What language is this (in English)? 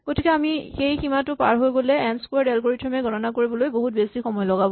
Assamese